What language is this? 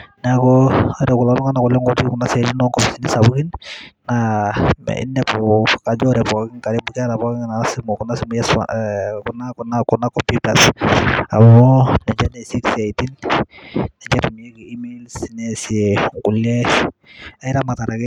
Masai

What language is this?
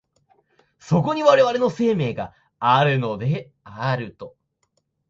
Japanese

